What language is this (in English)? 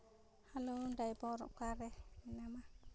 Santali